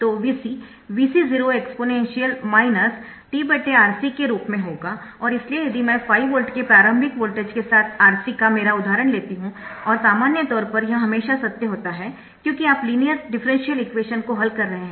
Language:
Hindi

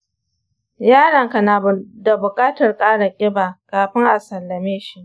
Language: Hausa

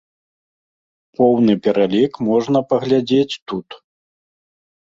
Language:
Belarusian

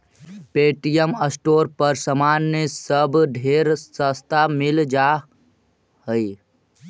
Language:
Magahi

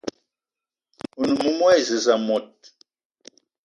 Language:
Eton (Cameroon)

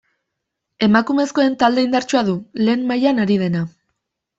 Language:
Basque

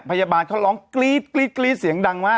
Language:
Thai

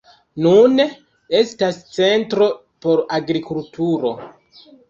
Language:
Esperanto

